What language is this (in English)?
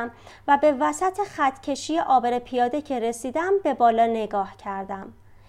Persian